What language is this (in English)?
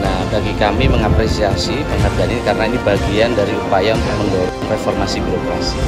Indonesian